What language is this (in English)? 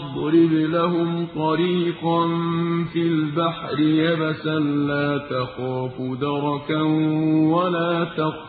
Arabic